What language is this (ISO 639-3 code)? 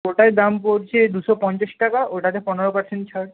ben